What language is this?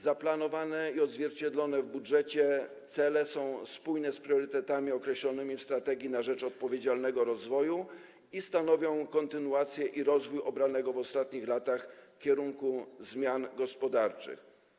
Polish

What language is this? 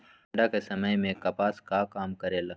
Magahi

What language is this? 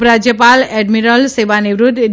Gujarati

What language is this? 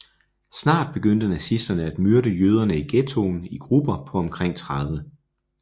Danish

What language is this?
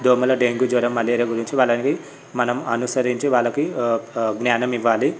Telugu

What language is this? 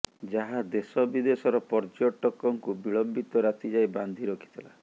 Odia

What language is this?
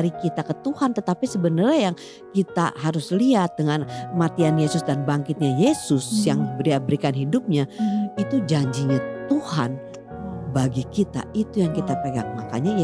Indonesian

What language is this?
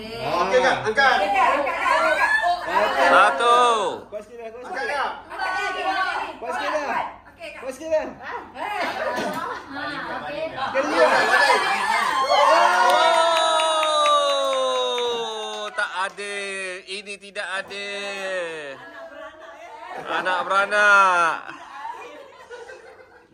Malay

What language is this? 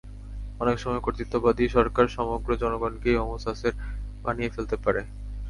Bangla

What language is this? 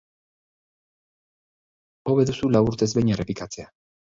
Basque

